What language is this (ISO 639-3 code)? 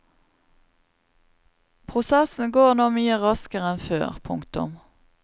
nor